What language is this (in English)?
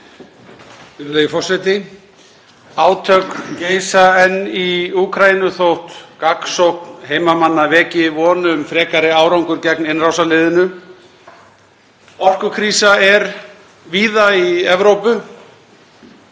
Icelandic